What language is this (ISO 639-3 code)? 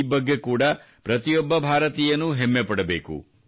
kan